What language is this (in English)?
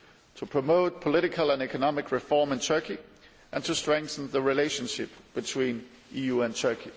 English